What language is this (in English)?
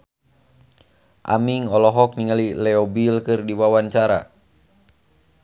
Sundanese